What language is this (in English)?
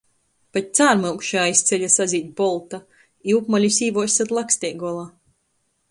Latgalian